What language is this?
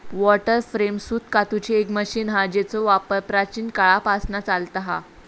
Marathi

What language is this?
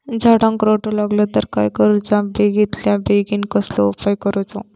Marathi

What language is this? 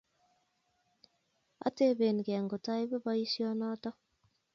Kalenjin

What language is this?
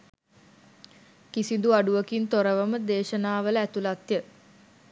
Sinhala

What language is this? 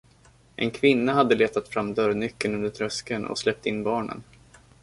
Swedish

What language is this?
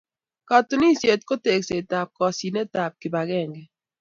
Kalenjin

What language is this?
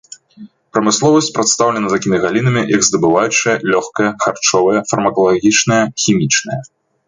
Belarusian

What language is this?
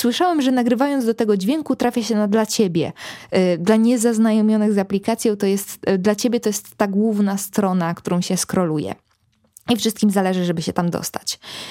Polish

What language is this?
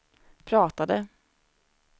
Swedish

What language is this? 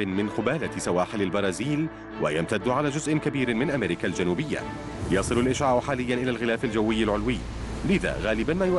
Arabic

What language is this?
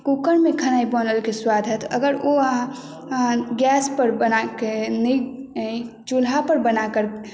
Maithili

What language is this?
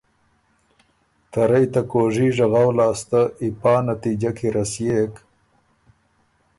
Ormuri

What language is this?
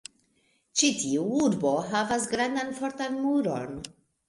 Esperanto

